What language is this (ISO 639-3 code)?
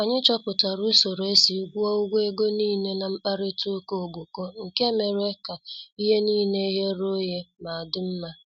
ibo